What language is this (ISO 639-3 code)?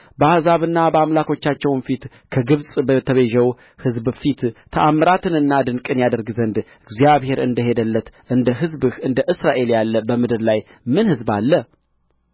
amh